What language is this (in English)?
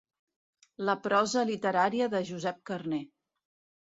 Catalan